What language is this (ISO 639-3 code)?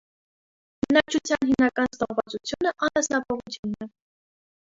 hye